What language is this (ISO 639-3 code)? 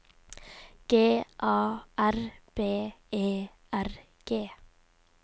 nor